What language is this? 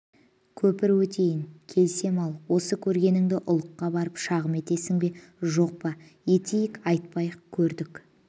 Kazakh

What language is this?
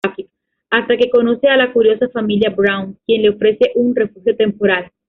Spanish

